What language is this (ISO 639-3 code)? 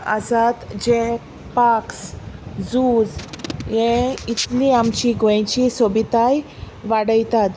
kok